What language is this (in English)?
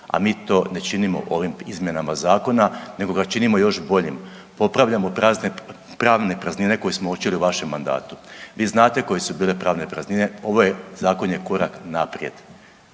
Croatian